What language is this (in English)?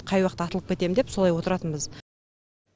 Kazakh